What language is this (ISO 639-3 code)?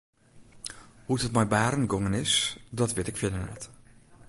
fry